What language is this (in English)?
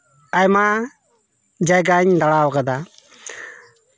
Santali